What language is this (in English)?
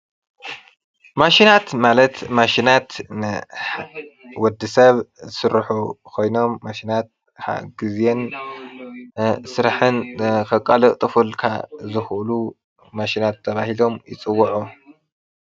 Tigrinya